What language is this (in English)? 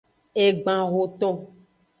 Aja (Benin)